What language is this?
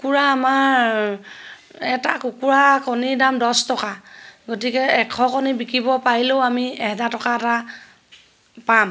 Assamese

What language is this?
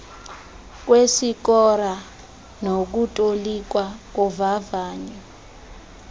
Xhosa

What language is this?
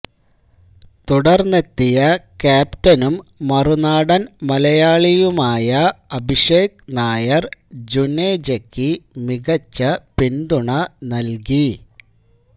Malayalam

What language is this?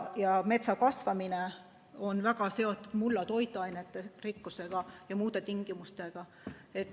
Estonian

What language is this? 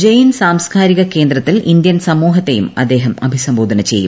Malayalam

